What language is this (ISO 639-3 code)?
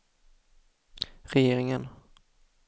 swe